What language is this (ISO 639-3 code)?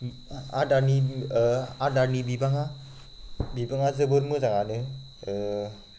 brx